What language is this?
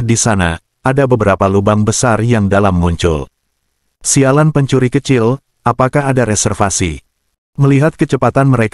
Indonesian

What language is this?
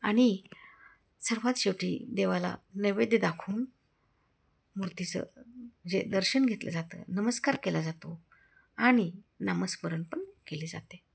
Marathi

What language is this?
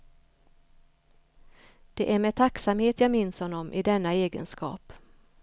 Swedish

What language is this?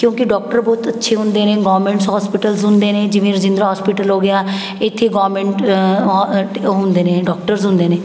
Punjabi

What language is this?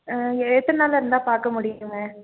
Tamil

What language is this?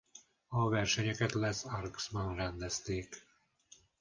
Hungarian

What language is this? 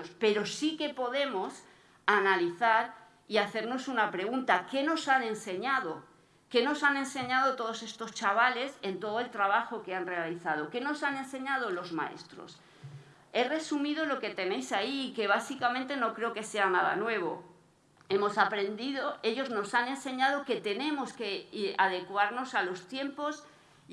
Spanish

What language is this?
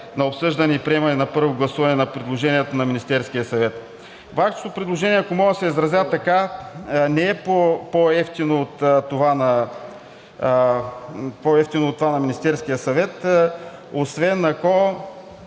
Bulgarian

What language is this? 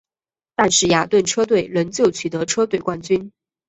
Chinese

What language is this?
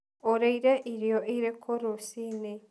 Kikuyu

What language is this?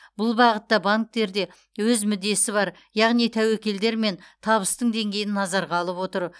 Kazakh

